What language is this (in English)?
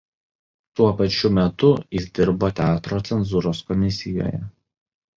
Lithuanian